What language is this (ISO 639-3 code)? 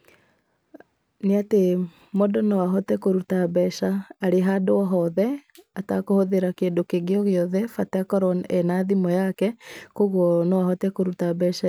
kik